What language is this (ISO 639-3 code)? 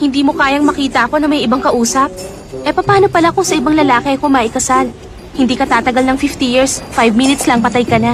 fil